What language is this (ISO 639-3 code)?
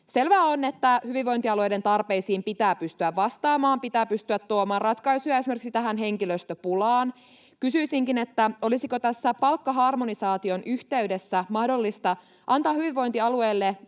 fin